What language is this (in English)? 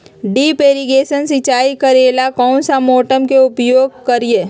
Magahi